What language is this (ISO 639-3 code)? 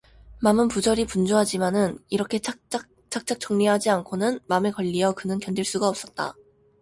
kor